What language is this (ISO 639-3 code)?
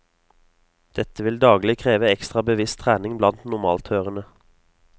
nor